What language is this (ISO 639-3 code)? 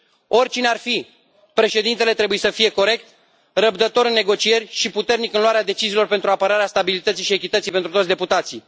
ron